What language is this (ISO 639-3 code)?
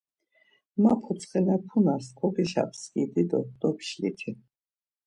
lzz